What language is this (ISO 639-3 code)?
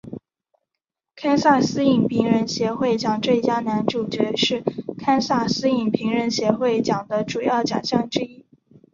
zho